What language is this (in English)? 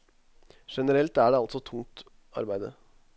Norwegian